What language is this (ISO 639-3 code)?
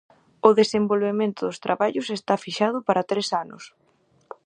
glg